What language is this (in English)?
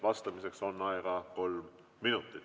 Estonian